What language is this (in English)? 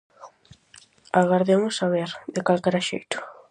Galician